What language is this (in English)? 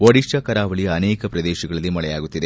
Kannada